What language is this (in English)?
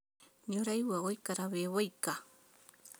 Kikuyu